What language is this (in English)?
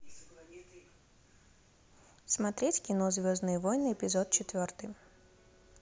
Russian